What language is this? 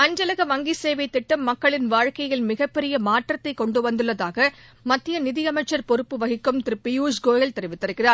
Tamil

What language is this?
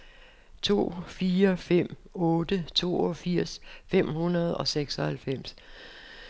Danish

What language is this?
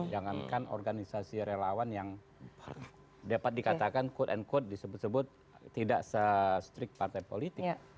Indonesian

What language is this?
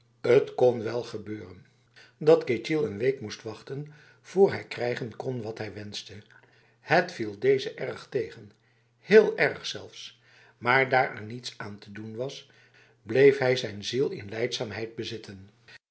Dutch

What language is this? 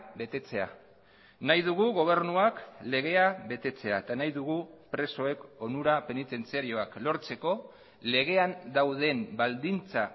Basque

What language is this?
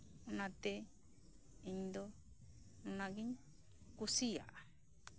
Santali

